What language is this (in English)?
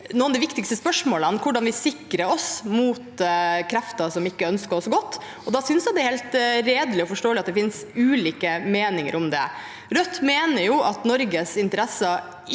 Norwegian